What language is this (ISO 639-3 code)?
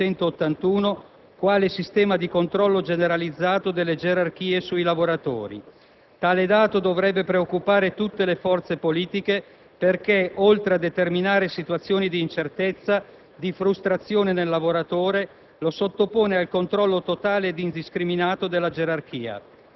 ita